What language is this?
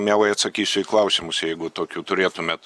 Lithuanian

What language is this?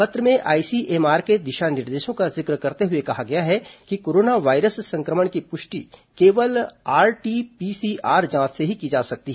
Hindi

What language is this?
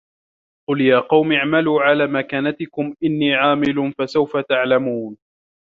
Arabic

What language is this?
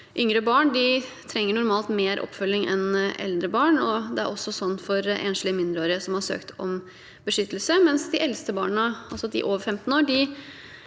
Norwegian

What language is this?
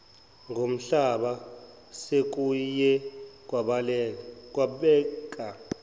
Zulu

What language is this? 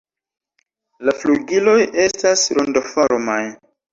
Esperanto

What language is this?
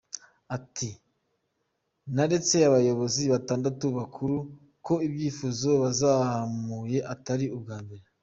Kinyarwanda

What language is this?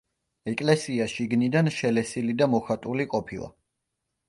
Georgian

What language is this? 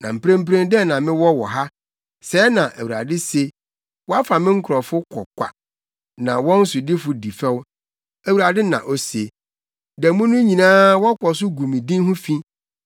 Akan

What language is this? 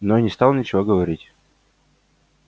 Russian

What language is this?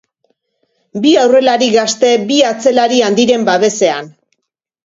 Basque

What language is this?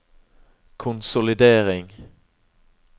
Norwegian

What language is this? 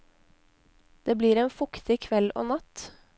Norwegian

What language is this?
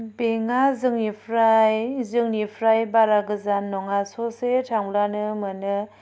Bodo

